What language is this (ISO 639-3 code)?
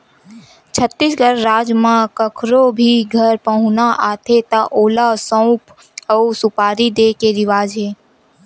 hne